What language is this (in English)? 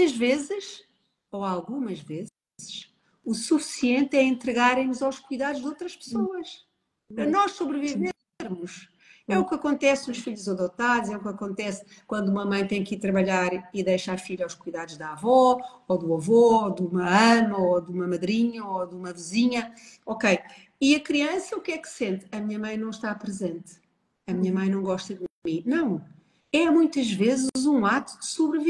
Portuguese